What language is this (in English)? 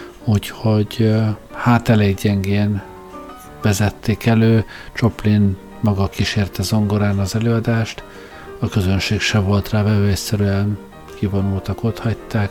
Hungarian